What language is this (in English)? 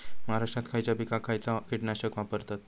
Marathi